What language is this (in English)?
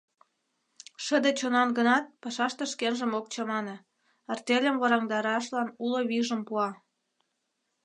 Mari